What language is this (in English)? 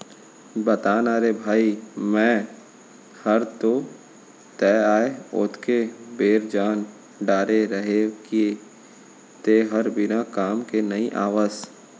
Chhattisgarhi